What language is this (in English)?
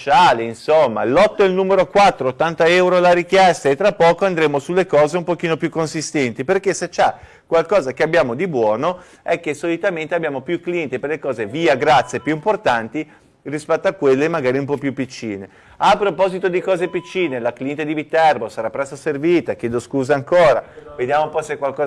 Italian